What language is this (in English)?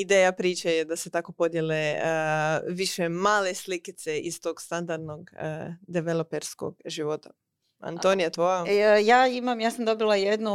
Croatian